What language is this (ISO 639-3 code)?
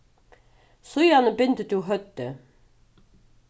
fao